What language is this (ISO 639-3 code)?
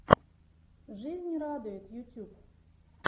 rus